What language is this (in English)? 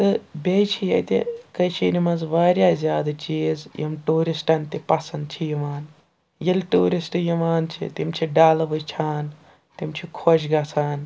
Kashmiri